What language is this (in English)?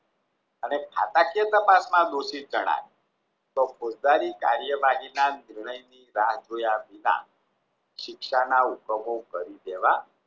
Gujarati